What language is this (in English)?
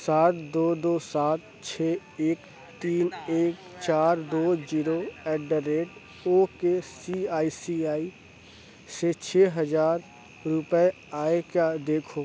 Urdu